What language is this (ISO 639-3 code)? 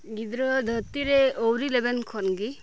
sat